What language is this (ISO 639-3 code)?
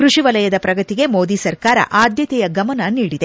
kan